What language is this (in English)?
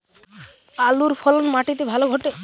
Bangla